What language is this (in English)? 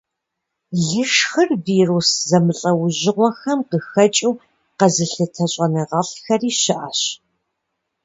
Kabardian